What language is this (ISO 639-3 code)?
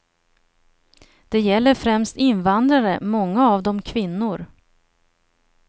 swe